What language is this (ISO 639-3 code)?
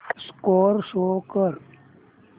mar